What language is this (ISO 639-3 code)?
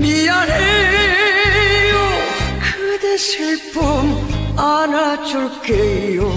kor